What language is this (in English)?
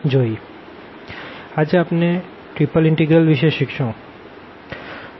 Gujarati